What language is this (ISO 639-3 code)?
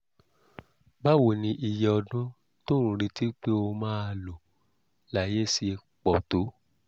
yor